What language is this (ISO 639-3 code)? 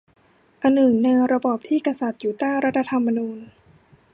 tha